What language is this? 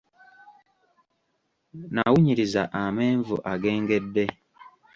Ganda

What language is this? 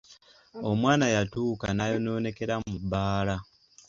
Ganda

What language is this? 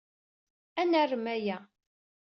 Kabyle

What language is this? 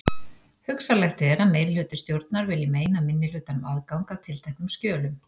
Icelandic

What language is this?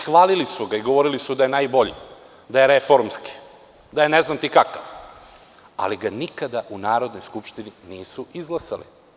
Serbian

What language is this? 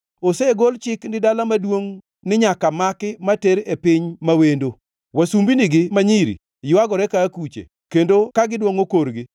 Luo (Kenya and Tanzania)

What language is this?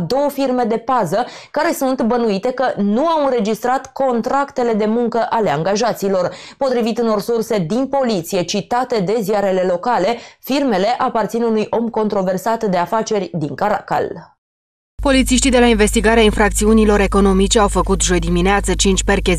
Romanian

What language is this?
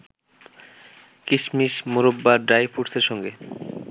Bangla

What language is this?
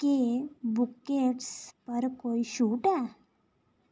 Dogri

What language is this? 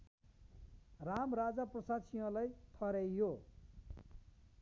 Nepali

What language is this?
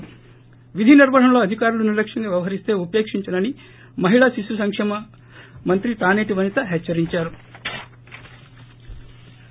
Telugu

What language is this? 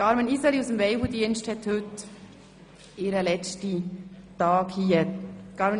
Swiss German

